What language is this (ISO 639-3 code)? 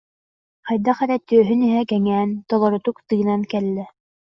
sah